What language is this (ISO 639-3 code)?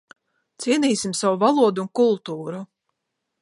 lav